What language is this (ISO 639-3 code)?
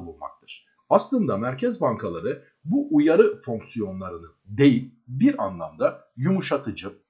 tur